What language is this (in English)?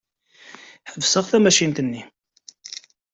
Kabyle